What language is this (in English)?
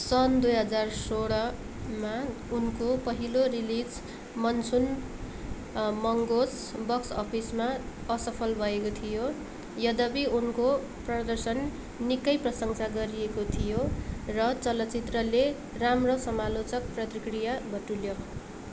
Nepali